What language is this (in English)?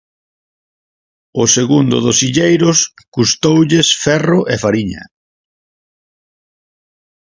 Galician